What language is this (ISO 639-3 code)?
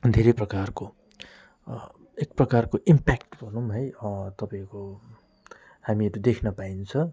nep